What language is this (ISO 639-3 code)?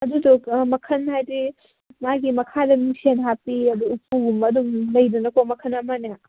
mni